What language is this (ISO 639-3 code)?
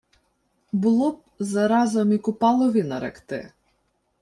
ukr